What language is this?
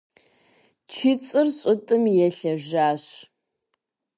Kabardian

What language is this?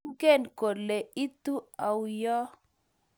Kalenjin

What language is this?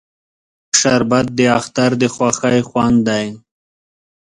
Pashto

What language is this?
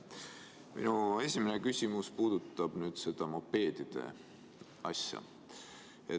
Estonian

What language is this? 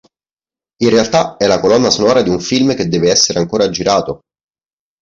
Italian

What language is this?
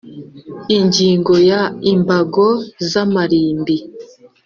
Kinyarwanda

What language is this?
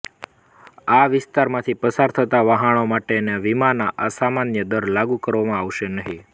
Gujarati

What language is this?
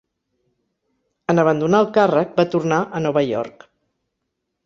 Catalan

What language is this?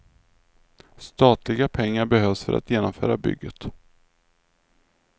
Swedish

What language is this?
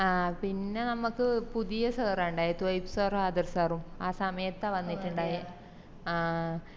Malayalam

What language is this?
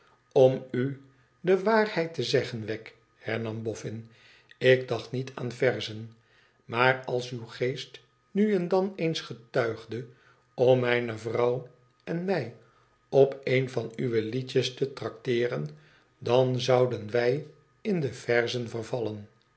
Dutch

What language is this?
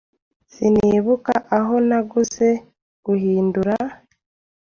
Kinyarwanda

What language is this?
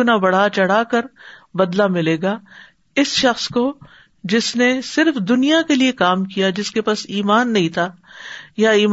Urdu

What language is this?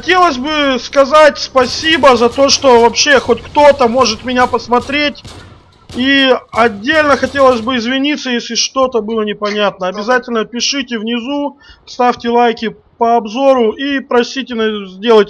Russian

